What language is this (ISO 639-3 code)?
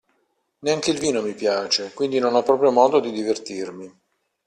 ita